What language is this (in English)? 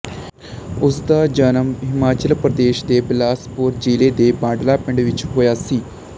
Punjabi